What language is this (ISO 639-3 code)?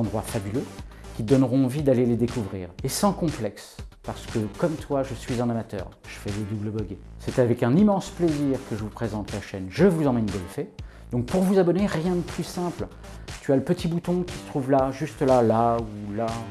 fra